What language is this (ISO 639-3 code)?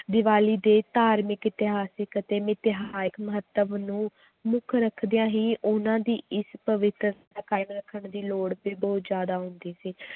pan